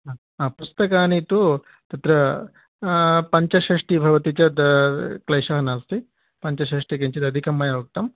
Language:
Sanskrit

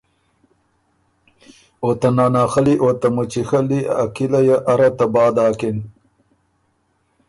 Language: Ormuri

